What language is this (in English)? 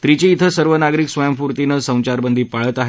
Marathi